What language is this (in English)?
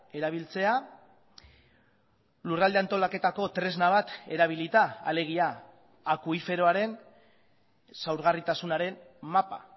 Basque